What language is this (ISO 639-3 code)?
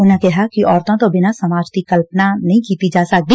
pan